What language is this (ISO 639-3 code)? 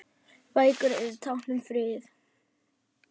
isl